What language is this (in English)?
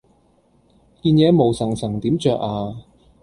Cantonese